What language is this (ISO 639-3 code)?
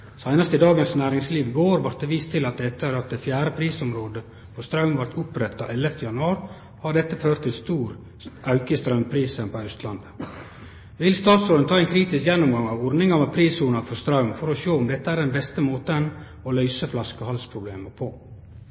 nno